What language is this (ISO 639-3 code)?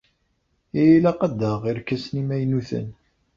kab